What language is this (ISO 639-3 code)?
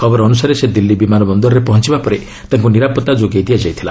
ori